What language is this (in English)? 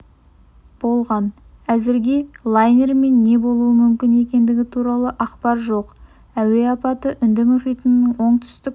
Kazakh